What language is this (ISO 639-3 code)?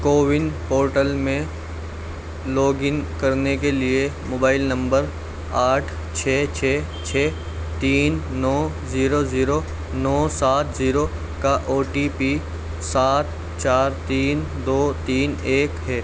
urd